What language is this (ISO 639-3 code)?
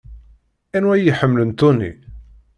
kab